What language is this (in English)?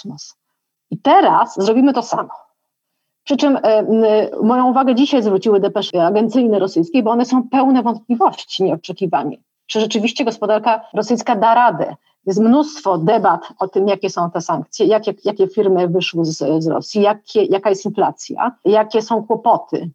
Polish